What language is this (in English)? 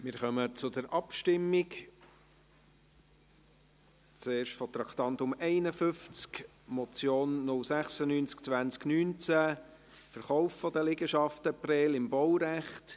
Swiss German